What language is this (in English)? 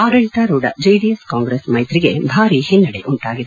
Kannada